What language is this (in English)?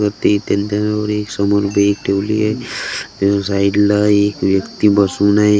Marathi